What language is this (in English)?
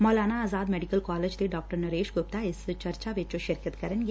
Punjabi